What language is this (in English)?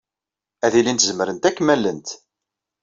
Kabyle